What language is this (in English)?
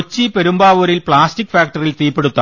Malayalam